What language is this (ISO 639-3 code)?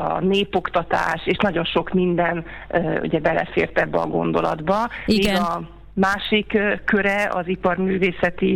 hun